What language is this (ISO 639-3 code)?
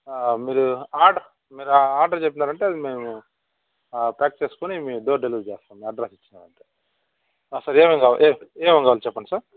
tel